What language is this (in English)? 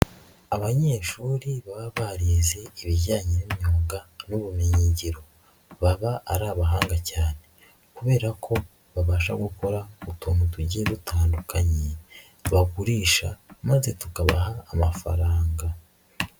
Kinyarwanda